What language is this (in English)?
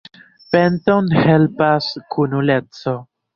Esperanto